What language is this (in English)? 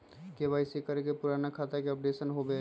Magahi